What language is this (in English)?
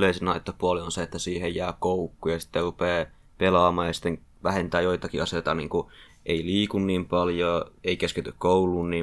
Finnish